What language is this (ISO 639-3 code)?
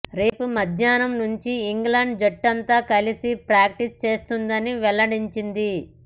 tel